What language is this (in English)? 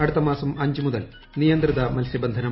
Malayalam